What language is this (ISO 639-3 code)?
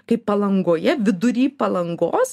lit